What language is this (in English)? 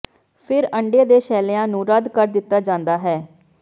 Punjabi